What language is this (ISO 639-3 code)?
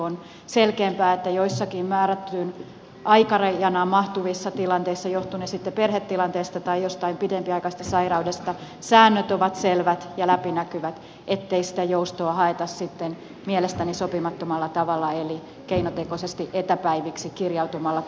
fin